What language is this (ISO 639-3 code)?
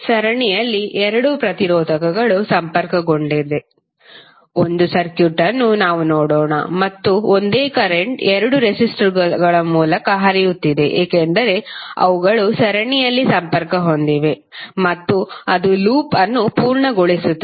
kan